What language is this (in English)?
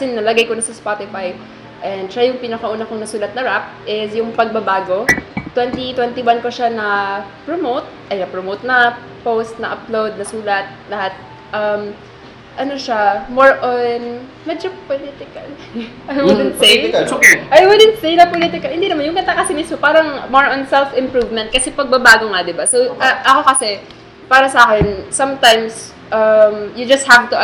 Filipino